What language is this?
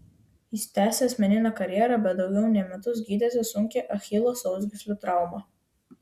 Lithuanian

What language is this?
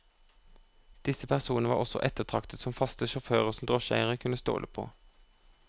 Norwegian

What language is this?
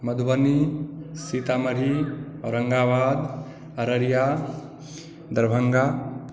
Maithili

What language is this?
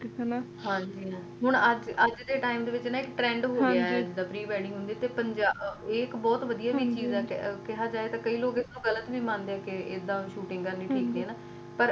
Punjabi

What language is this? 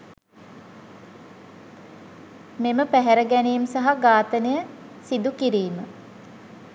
Sinhala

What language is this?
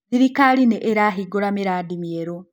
Kikuyu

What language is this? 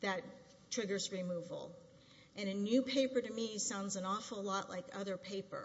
English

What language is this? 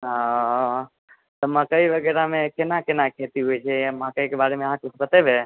Maithili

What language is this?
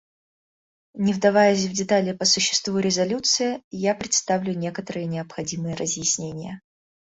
Russian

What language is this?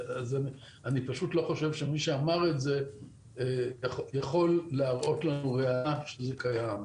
Hebrew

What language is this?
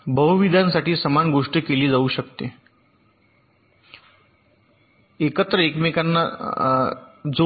Marathi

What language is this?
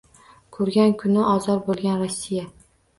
Uzbek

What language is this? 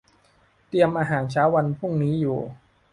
Thai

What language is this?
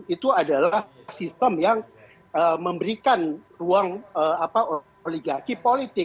Indonesian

